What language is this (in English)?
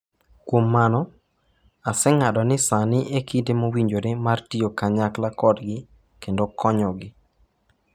Luo (Kenya and Tanzania)